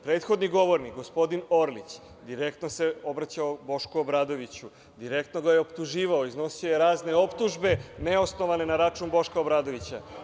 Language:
Serbian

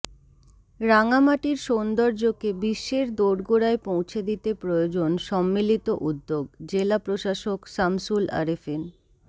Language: Bangla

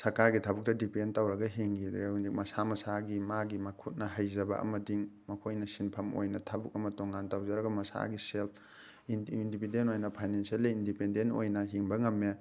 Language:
Manipuri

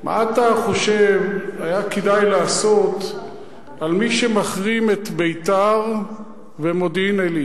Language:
Hebrew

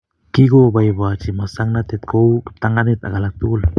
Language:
Kalenjin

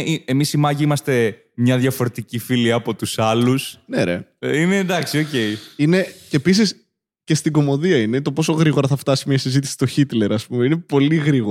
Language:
Greek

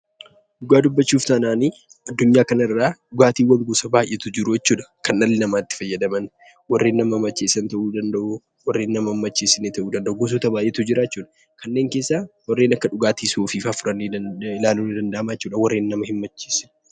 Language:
Oromo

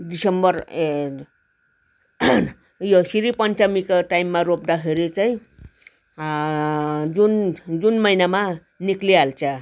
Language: Nepali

